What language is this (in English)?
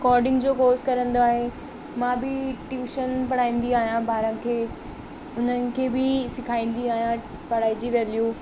Sindhi